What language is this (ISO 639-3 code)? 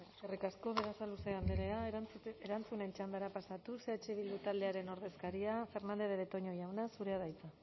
eus